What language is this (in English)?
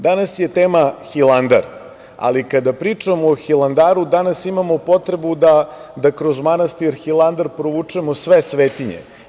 Serbian